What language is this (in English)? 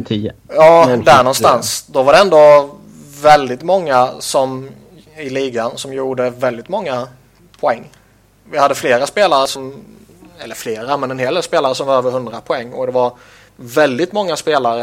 Swedish